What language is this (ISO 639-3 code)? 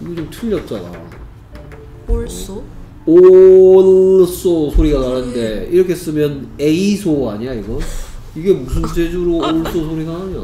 kor